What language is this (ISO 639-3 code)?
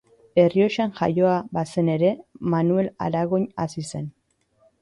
eus